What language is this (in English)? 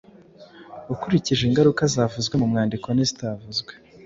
Kinyarwanda